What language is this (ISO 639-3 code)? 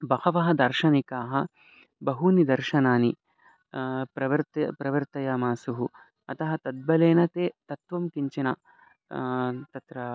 san